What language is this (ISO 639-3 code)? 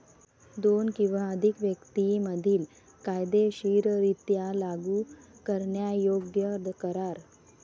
mar